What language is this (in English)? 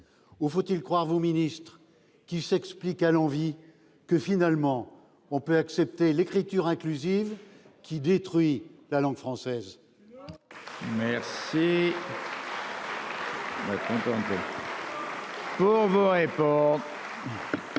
French